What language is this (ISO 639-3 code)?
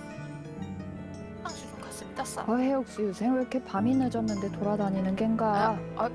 kor